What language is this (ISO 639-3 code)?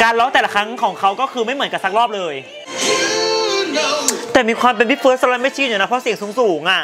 tha